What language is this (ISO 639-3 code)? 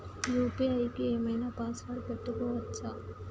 tel